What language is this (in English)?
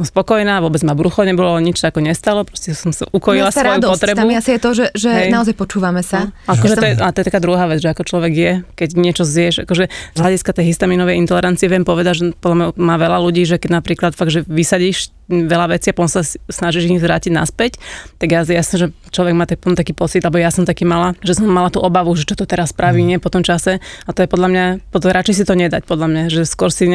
Slovak